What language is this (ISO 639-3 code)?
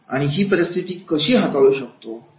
mar